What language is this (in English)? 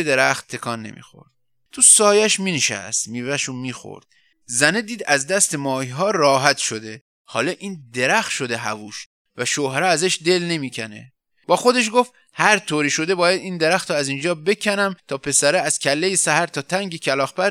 Persian